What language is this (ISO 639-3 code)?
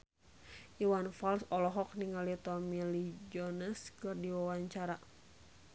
sun